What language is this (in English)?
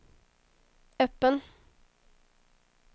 Swedish